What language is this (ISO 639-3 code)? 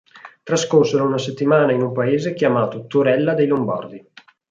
ita